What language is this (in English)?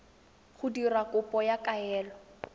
Tswana